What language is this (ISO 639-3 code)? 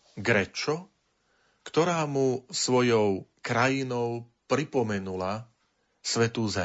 slk